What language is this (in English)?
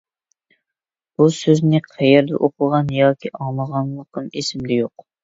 Uyghur